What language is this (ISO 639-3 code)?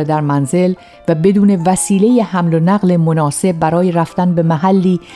fas